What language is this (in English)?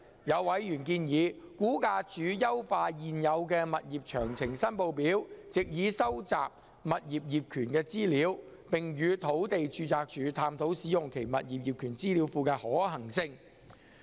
Cantonese